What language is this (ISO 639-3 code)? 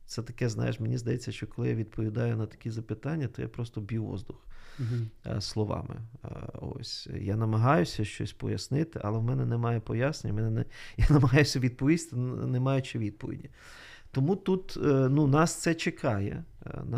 ukr